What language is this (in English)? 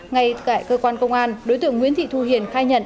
Vietnamese